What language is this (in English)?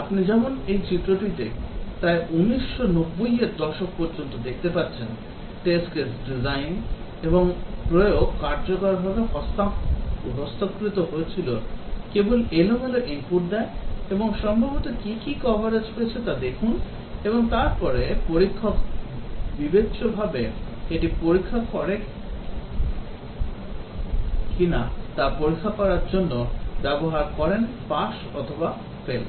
Bangla